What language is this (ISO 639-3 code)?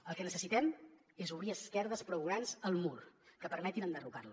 cat